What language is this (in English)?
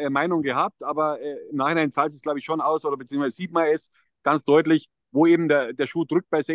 German